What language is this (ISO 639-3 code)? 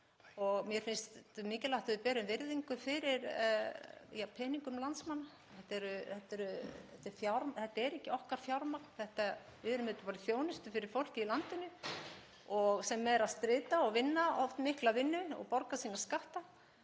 isl